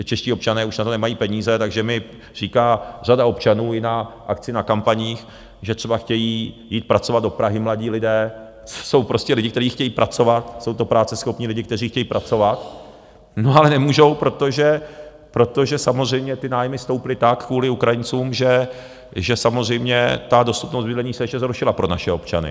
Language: Czech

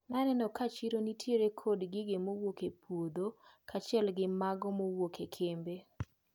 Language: Luo (Kenya and Tanzania)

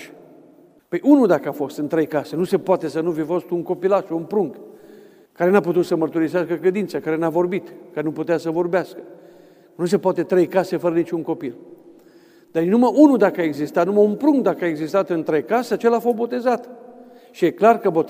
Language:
Romanian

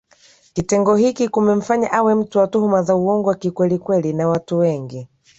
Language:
Swahili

